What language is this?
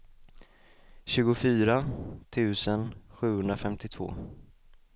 Swedish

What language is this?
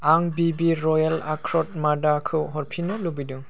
Bodo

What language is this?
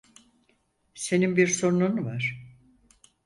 Turkish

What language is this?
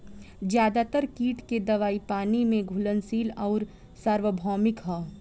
Bhojpuri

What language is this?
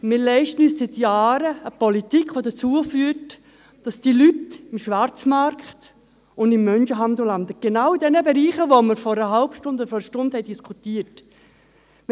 Swiss German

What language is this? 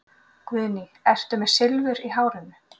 Icelandic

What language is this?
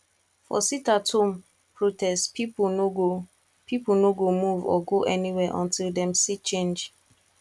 Nigerian Pidgin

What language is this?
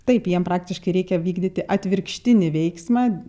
Lithuanian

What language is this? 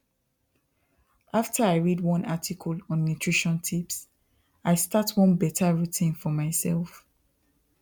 Nigerian Pidgin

